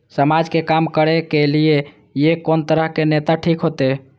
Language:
Maithili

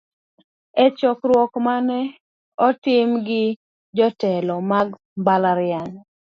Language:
Luo (Kenya and Tanzania)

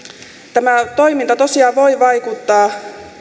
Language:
Finnish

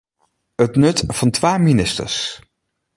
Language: Western Frisian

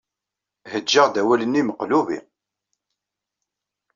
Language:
Kabyle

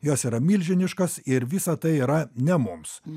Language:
Lithuanian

